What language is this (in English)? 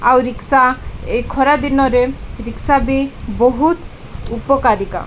Odia